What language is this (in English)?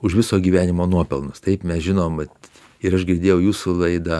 Lithuanian